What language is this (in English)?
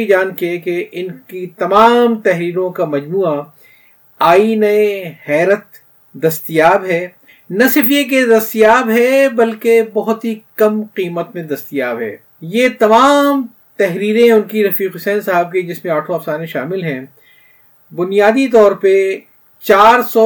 Urdu